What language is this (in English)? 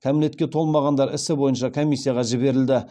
Kazakh